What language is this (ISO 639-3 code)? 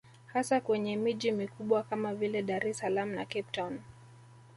swa